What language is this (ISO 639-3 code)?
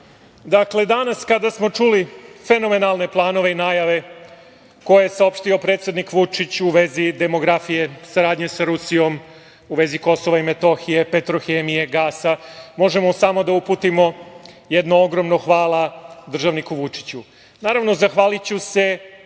srp